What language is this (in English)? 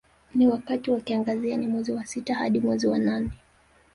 Swahili